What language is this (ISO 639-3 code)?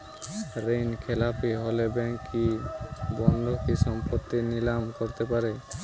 ben